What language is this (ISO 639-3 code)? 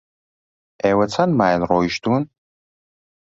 ckb